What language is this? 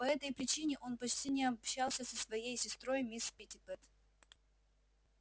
Russian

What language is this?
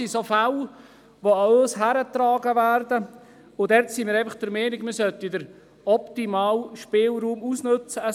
Swiss German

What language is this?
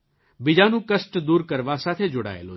Gujarati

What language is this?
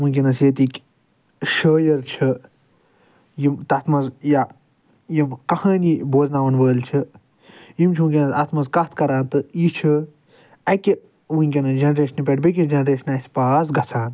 Kashmiri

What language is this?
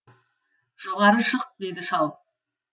Kazakh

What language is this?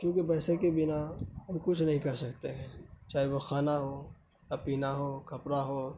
Urdu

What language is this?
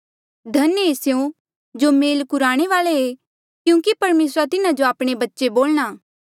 Mandeali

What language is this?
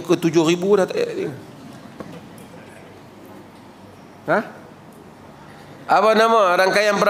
Malay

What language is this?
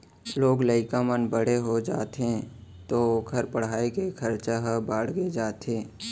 Chhattisgarhi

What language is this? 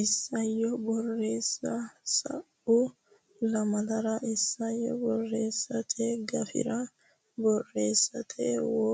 Sidamo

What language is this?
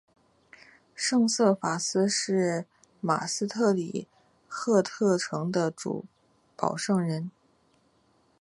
Chinese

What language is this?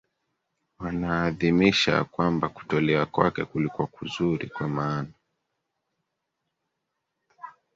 Swahili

